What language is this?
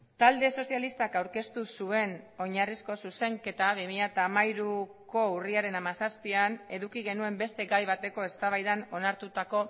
Basque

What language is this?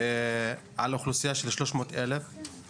Hebrew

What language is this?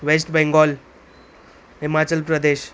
Sindhi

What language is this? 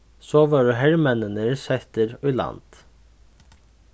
Faroese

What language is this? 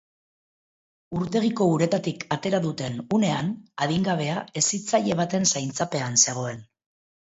Basque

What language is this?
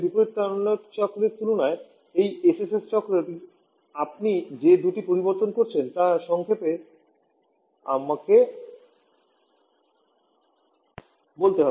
Bangla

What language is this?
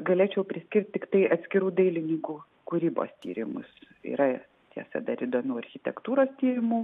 Lithuanian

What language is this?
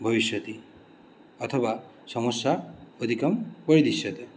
Sanskrit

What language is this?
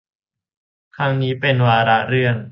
Thai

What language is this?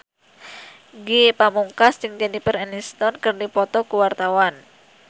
Sundanese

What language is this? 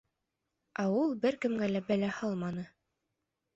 Bashkir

